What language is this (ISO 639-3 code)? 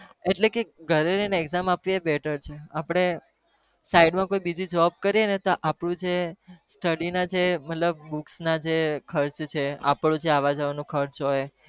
guj